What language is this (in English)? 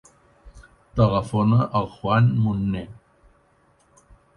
Catalan